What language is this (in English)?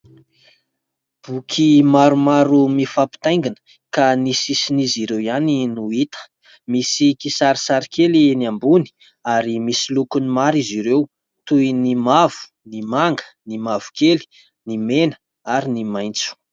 Malagasy